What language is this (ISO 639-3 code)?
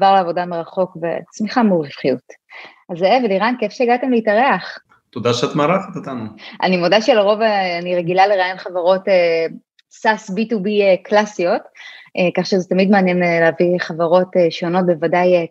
heb